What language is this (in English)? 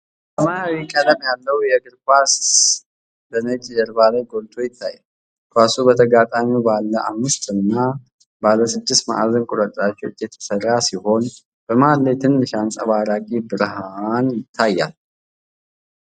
Amharic